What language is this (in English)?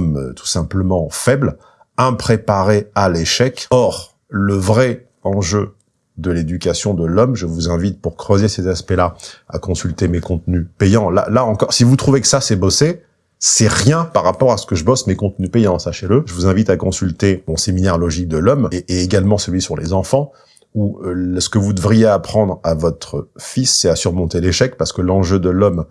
French